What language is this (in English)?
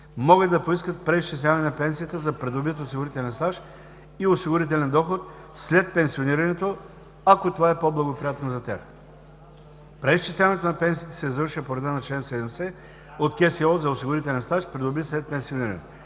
Bulgarian